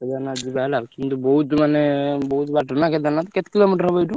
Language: Odia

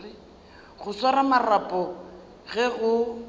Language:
Northern Sotho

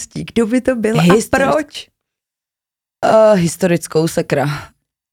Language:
Czech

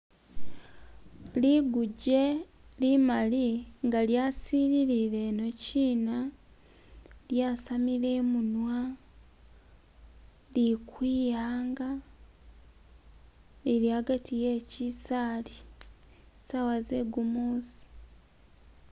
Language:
Masaaba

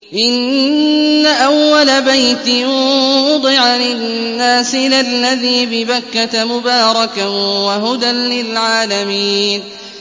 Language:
Arabic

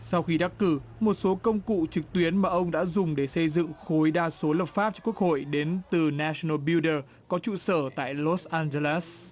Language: Vietnamese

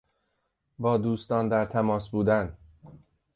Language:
Persian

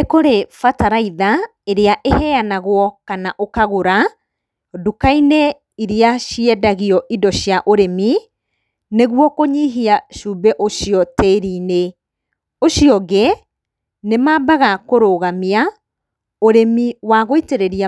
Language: Kikuyu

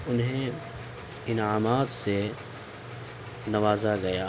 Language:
Urdu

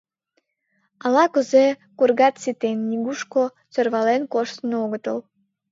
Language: Mari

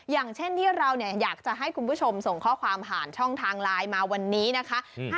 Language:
Thai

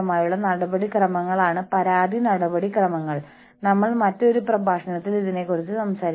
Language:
Malayalam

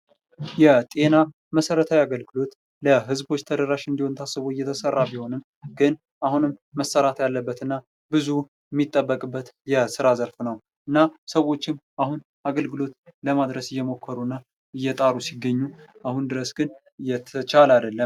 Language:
Amharic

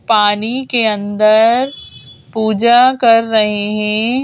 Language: Hindi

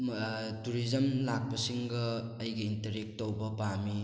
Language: Manipuri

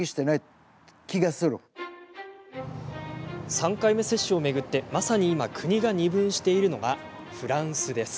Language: Japanese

